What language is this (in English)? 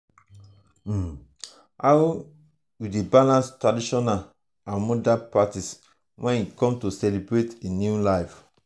Nigerian Pidgin